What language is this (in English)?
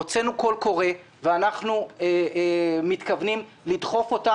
Hebrew